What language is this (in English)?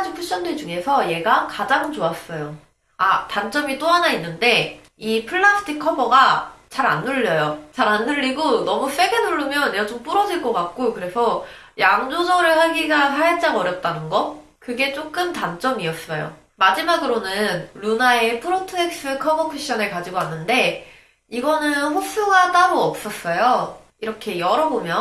Korean